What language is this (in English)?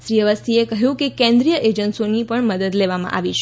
Gujarati